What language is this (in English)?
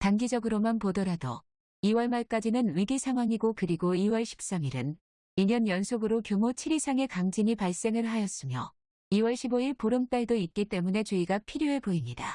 Korean